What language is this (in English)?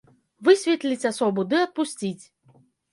Belarusian